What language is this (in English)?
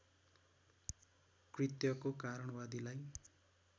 Nepali